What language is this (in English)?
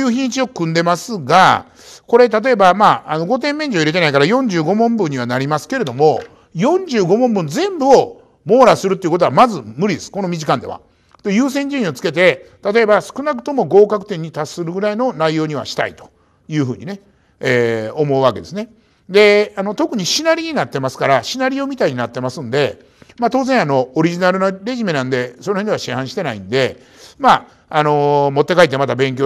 Japanese